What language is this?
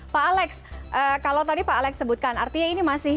Indonesian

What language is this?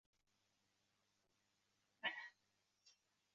Uzbek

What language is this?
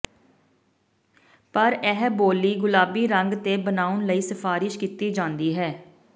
Punjabi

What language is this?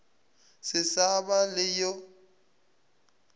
Northern Sotho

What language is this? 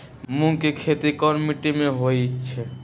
Magahi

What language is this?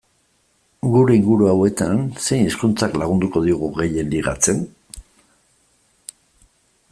Basque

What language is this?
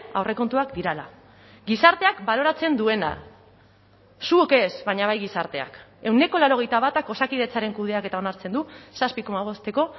Basque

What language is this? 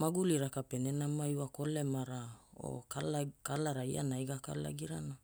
Hula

